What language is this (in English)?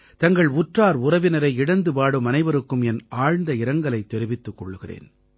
Tamil